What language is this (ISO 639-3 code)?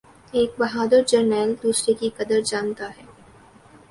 urd